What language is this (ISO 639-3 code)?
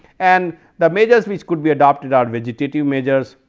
eng